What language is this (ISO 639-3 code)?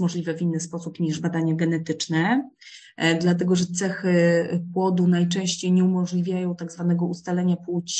pol